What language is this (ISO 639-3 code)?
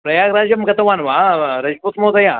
san